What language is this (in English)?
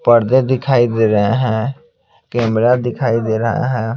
Hindi